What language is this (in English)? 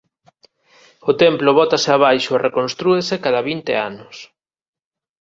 Galician